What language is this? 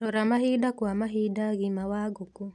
Kikuyu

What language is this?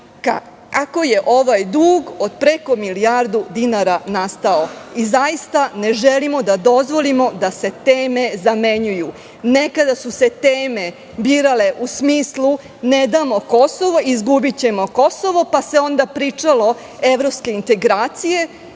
Serbian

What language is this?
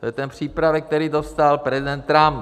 Czech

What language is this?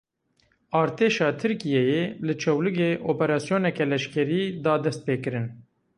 Kurdish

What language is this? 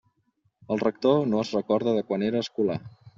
Catalan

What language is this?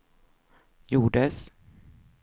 Swedish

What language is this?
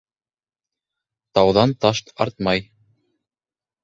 Bashkir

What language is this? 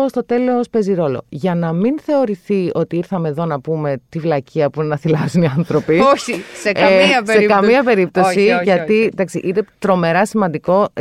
Greek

